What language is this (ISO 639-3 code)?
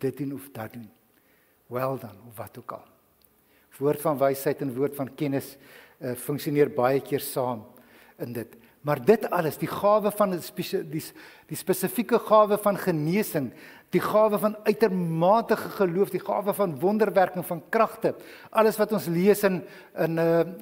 nld